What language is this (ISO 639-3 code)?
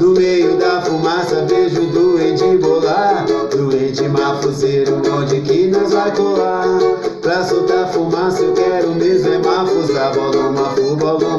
por